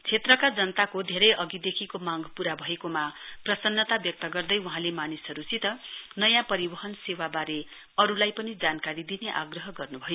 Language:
Nepali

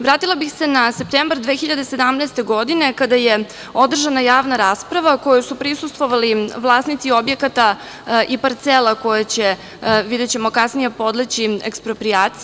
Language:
Serbian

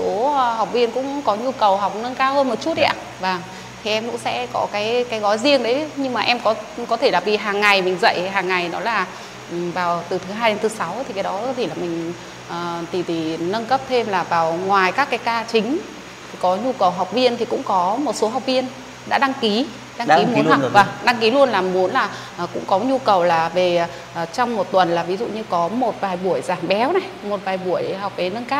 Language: Vietnamese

